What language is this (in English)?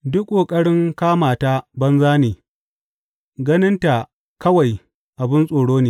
Hausa